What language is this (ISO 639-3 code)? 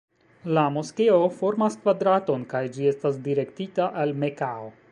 epo